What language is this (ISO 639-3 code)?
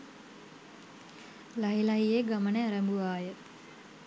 sin